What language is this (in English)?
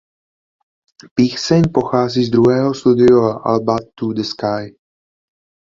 Czech